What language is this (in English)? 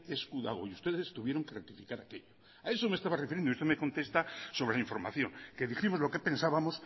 Spanish